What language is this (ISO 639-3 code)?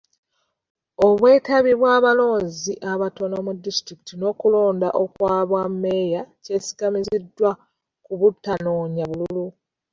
lug